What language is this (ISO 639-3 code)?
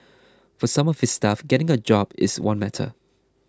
eng